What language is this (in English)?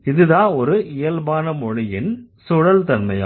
Tamil